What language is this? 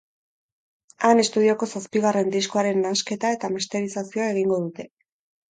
Basque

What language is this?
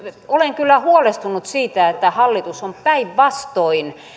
Finnish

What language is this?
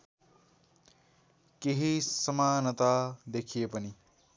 Nepali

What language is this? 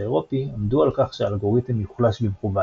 Hebrew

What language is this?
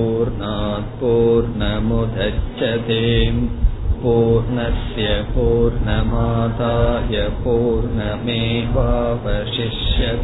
Tamil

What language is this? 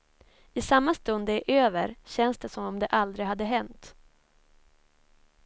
Swedish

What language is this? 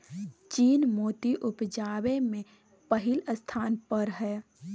Maithili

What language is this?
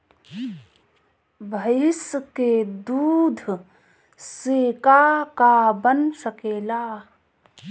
Bhojpuri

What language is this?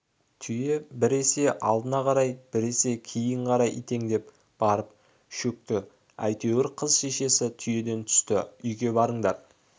Kazakh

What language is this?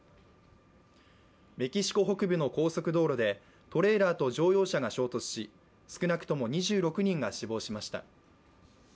Japanese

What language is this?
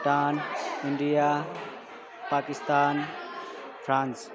Nepali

